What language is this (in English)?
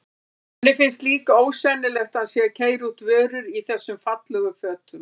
Icelandic